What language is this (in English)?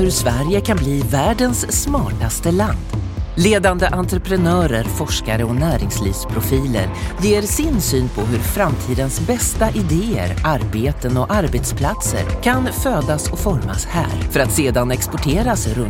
Swedish